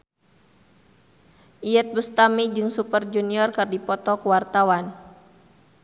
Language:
Sundanese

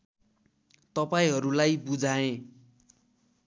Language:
Nepali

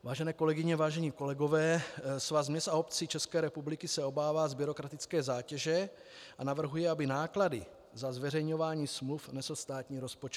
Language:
Czech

